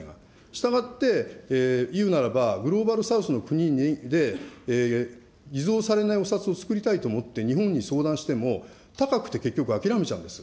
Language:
Japanese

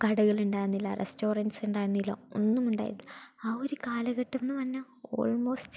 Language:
Malayalam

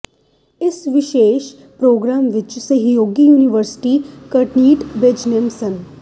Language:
Punjabi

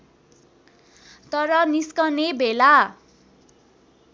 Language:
Nepali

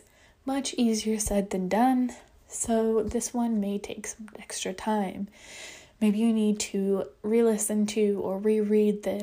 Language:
English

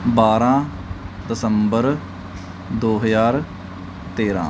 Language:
Punjabi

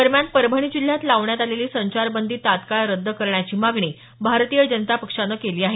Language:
Marathi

